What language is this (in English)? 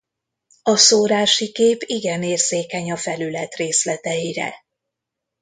Hungarian